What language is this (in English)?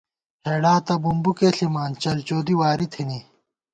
Gawar-Bati